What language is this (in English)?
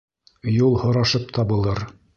Bashkir